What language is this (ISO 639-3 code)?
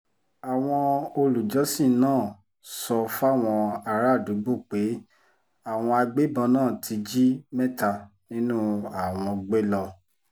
yor